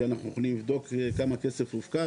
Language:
Hebrew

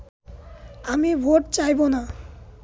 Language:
Bangla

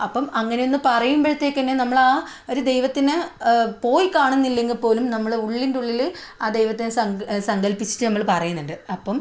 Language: Malayalam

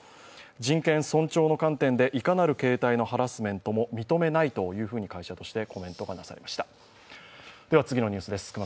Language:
Japanese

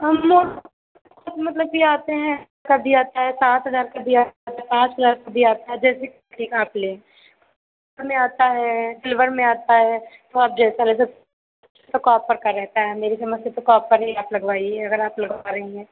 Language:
Hindi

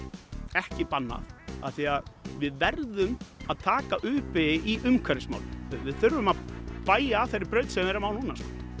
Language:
Icelandic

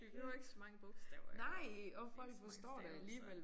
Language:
Danish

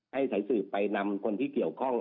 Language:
Thai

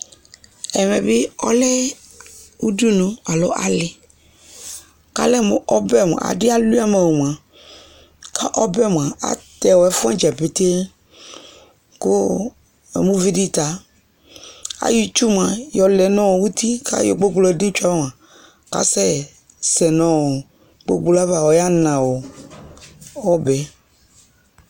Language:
Ikposo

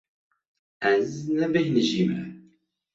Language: Kurdish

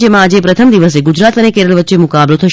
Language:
Gujarati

